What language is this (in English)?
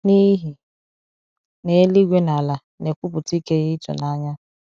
Igbo